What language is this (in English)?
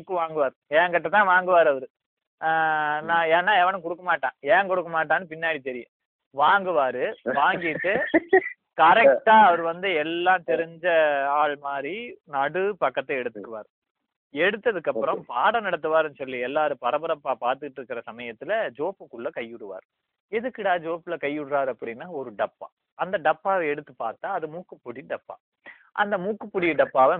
Tamil